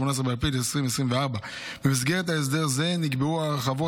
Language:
Hebrew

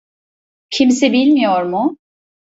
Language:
Turkish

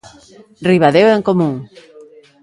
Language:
Galician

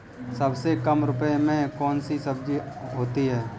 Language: Hindi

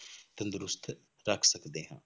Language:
Punjabi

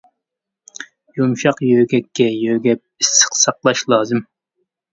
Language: Uyghur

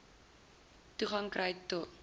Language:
Afrikaans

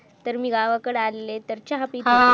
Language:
Marathi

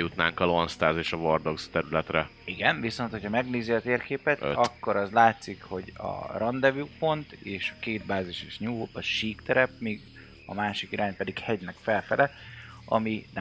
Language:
Hungarian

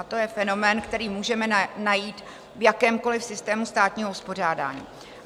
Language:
Czech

